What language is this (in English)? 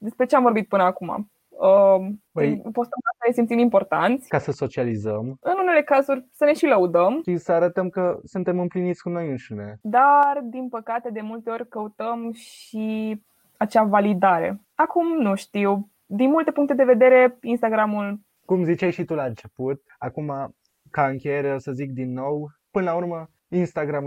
Romanian